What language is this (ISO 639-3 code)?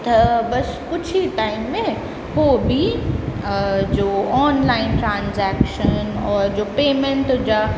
snd